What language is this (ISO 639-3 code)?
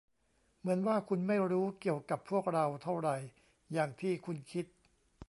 tha